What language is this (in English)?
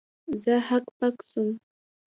Pashto